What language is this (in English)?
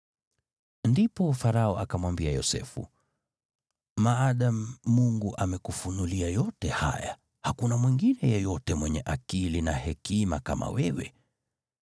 Swahili